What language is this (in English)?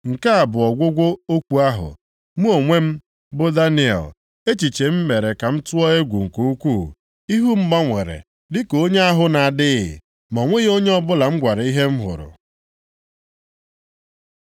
Igbo